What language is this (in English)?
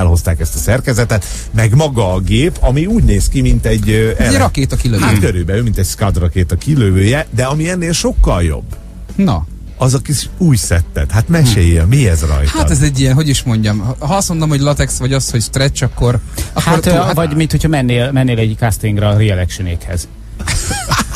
Hungarian